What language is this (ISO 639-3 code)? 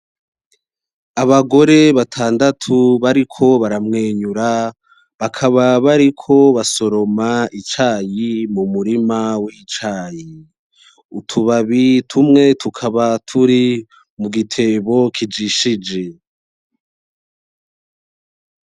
run